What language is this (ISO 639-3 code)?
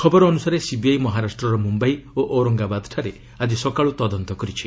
ori